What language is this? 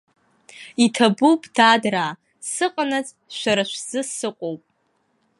Abkhazian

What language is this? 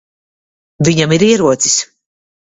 Latvian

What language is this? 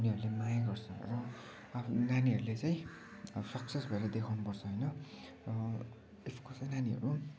Nepali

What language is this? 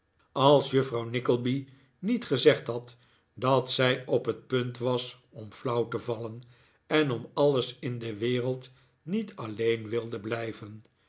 Dutch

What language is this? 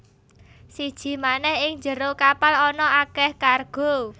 Javanese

